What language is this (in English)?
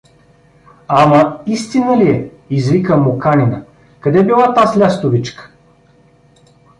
Bulgarian